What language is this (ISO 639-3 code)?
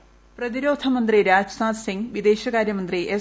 mal